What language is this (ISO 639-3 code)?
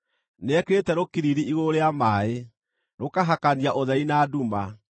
kik